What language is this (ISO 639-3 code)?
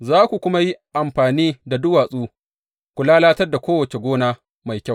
hau